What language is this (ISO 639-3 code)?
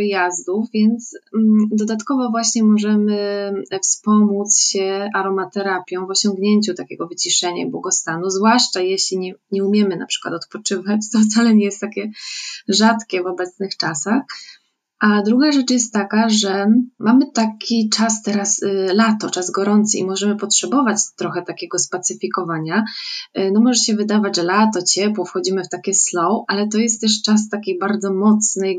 pol